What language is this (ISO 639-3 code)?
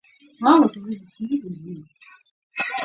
zho